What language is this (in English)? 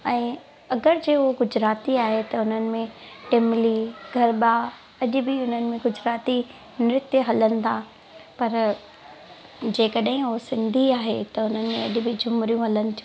Sindhi